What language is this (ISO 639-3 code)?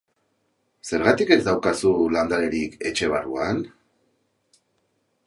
eus